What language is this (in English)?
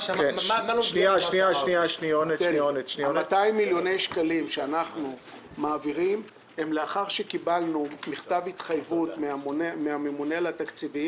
Hebrew